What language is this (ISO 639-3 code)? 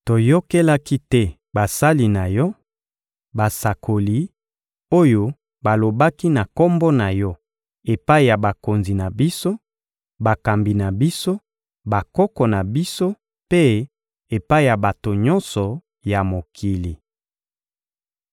lin